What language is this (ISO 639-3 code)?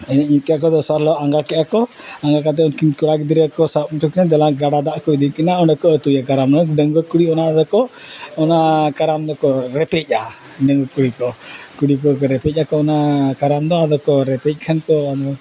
sat